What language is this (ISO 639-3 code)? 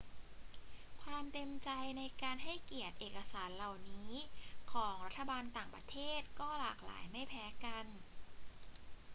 tha